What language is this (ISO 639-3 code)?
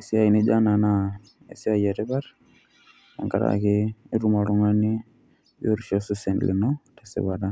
mas